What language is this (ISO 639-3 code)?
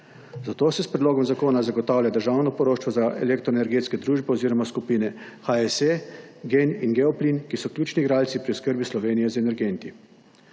slv